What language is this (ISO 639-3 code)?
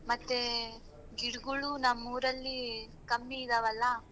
kan